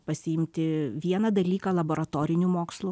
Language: Lithuanian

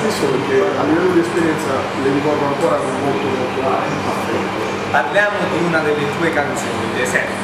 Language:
Italian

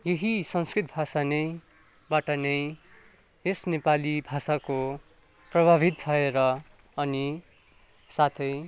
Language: Nepali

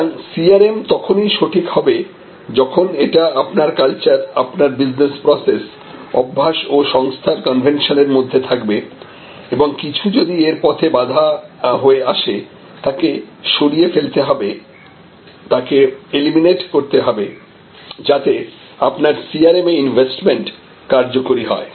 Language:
Bangla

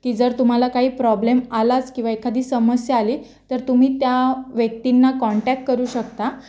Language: Marathi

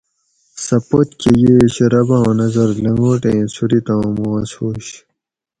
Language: Gawri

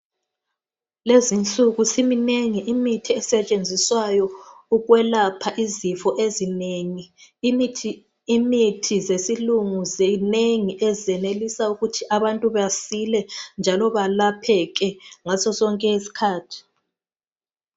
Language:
North Ndebele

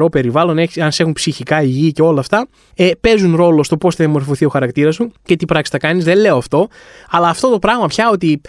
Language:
Greek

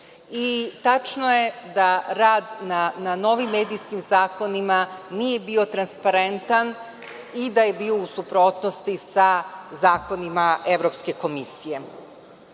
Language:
Serbian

